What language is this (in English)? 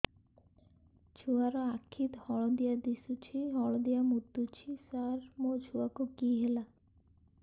Odia